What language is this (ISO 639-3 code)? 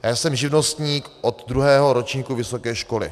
ces